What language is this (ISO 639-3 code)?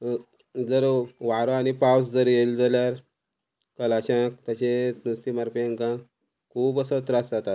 kok